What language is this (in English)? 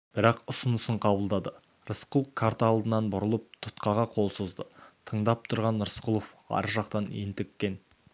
Kazakh